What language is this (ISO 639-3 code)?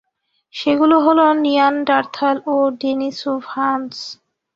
ben